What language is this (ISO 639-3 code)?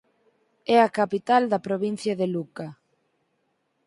glg